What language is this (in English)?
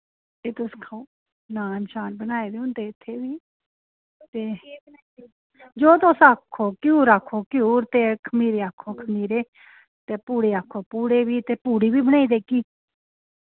Dogri